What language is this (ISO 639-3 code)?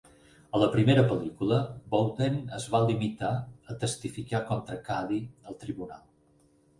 cat